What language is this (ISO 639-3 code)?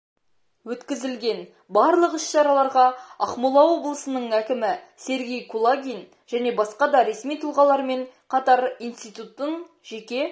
kaz